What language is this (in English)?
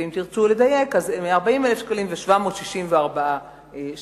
Hebrew